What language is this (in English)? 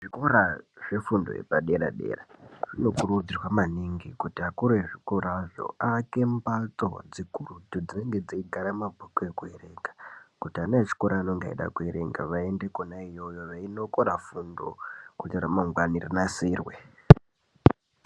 Ndau